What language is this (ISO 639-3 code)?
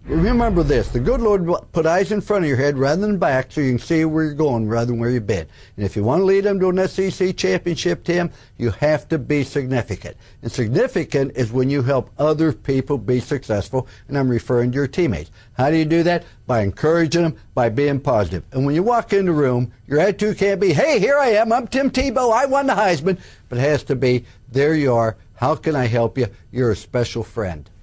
eng